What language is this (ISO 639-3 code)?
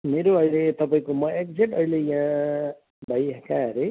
nep